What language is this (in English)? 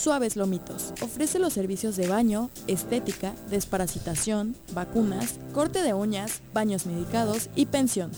Spanish